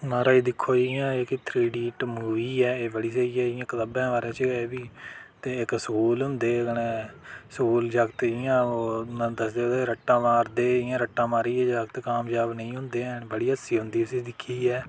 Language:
Dogri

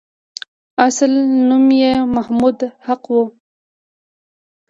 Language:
Pashto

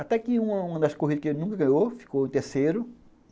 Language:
Portuguese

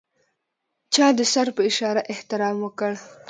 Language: Pashto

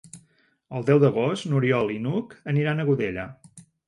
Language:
Catalan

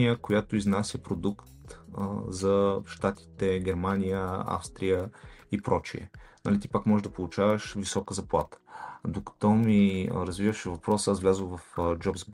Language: Bulgarian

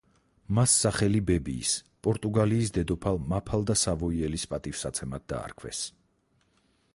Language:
Georgian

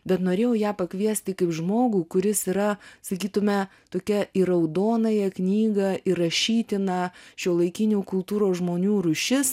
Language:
Lithuanian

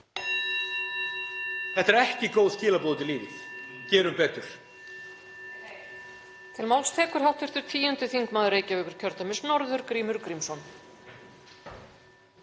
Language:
Icelandic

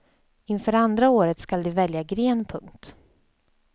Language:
Swedish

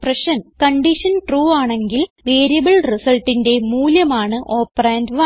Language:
Malayalam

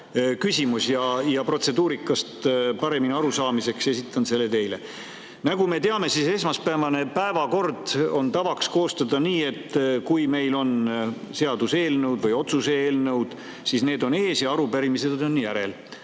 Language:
Estonian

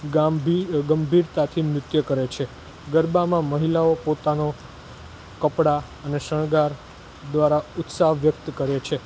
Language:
Gujarati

